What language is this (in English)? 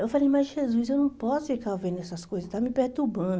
Portuguese